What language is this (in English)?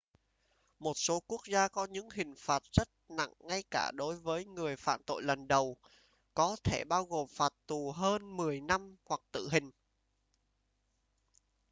Vietnamese